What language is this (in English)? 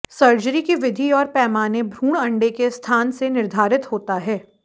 Hindi